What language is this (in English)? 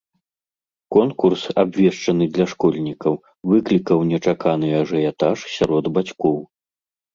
Belarusian